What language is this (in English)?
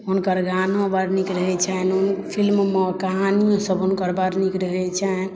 Maithili